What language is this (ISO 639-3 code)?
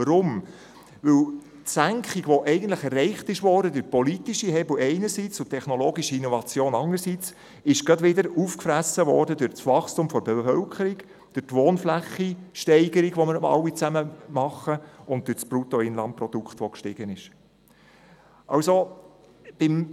gsw